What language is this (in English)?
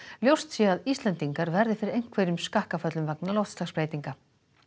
Icelandic